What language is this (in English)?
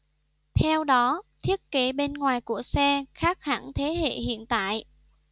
Vietnamese